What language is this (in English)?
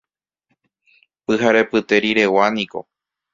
Guarani